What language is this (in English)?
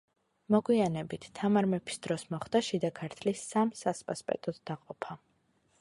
Georgian